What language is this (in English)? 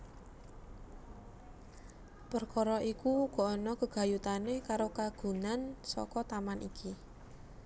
Javanese